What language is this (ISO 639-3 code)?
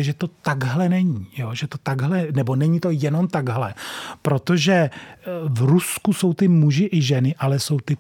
ces